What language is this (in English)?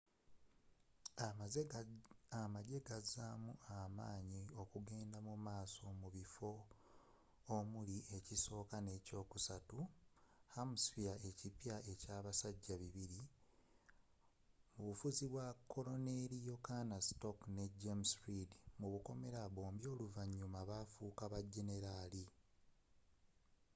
Ganda